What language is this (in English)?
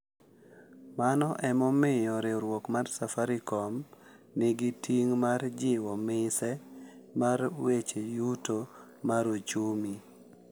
Luo (Kenya and Tanzania)